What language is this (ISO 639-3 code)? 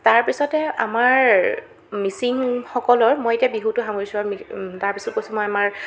asm